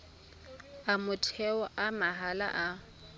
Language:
Tswana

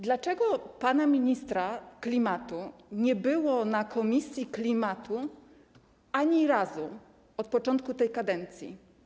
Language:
Polish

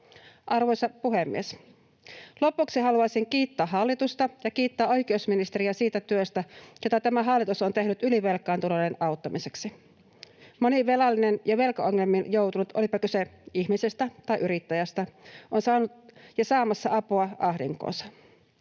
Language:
Finnish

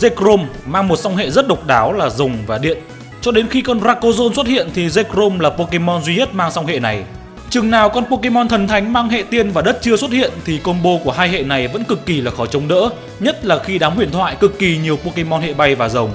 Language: Vietnamese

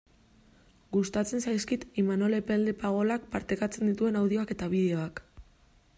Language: Basque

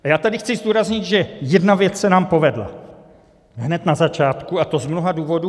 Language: Czech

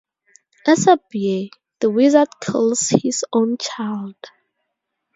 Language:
English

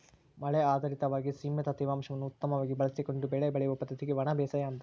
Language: Kannada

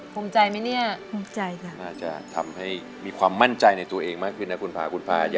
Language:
Thai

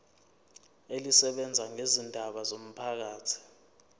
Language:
Zulu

